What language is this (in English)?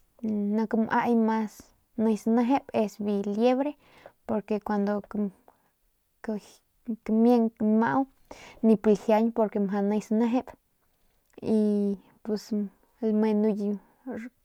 Northern Pame